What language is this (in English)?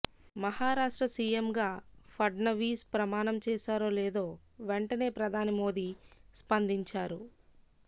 Telugu